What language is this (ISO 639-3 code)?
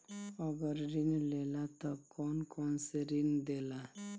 bho